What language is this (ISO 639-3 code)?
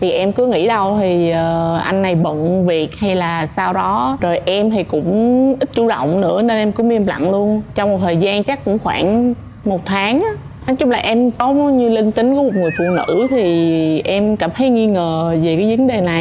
vie